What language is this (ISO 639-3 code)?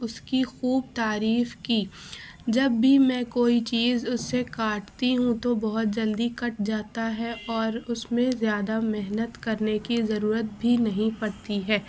urd